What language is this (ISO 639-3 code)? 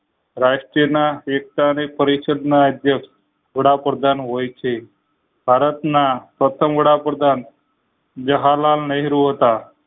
guj